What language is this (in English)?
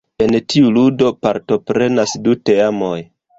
Esperanto